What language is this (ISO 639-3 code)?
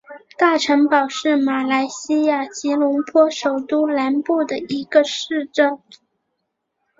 zho